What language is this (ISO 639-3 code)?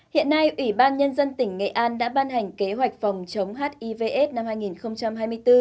vie